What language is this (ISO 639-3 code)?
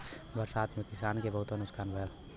bho